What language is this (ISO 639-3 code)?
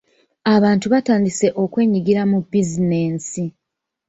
lug